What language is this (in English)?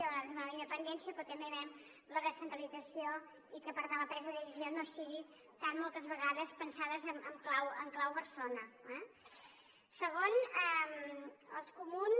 Catalan